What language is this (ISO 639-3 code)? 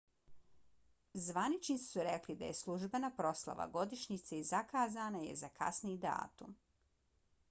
bos